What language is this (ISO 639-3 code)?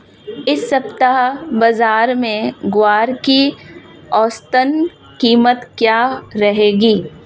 hin